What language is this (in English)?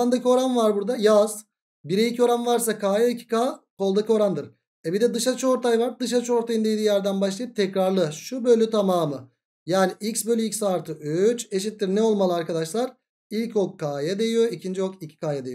Turkish